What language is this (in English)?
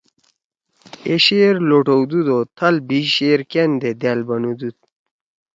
Torwali